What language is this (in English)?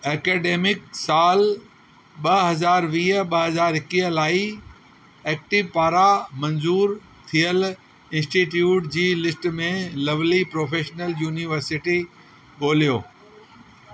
Sindhi